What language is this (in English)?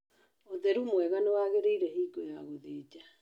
Kikuyu